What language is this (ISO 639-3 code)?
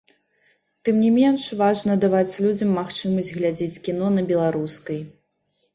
bel